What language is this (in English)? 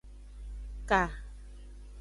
Aja (Benin)